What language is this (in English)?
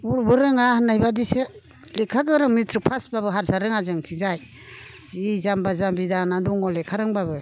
Bodo